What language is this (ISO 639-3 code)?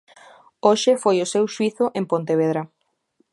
glg